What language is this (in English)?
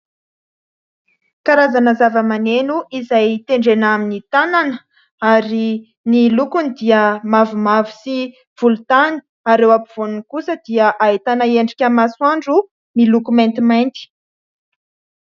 Malagasy